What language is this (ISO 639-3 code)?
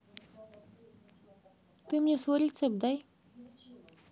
rus